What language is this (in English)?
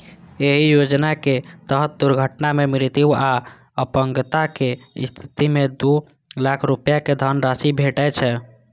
Maithili